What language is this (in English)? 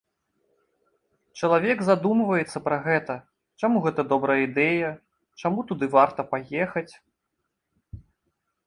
Belarusian